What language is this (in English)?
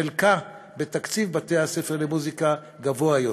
Hebrew